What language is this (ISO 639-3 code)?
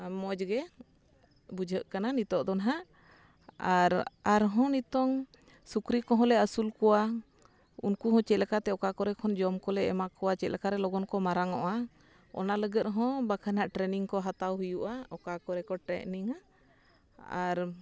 sat